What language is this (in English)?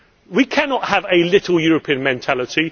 English